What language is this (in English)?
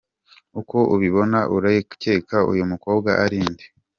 Kinyarwanda